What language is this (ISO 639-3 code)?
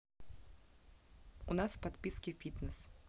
rus